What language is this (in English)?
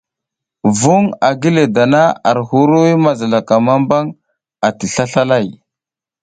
South Giziga